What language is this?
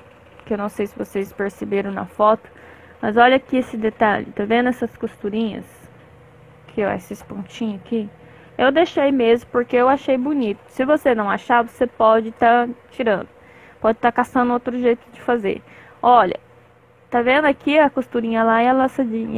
Portuguese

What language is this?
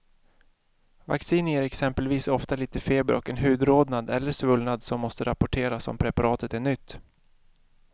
Swedish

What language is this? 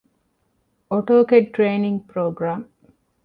Divehi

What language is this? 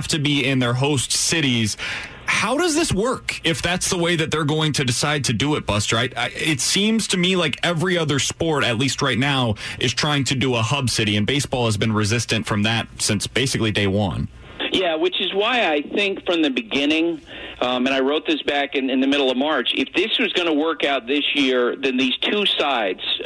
English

